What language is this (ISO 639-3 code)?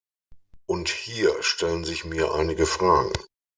deu